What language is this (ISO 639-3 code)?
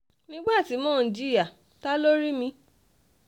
yor